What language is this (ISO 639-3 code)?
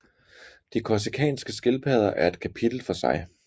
dan